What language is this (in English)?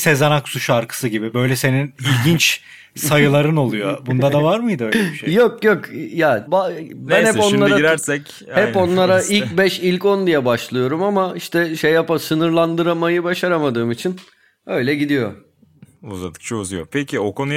Turkish